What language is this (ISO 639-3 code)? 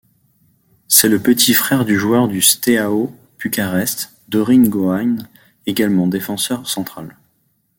fra